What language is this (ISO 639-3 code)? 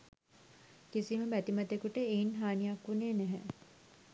sin